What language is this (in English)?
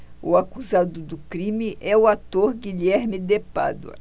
Portuguese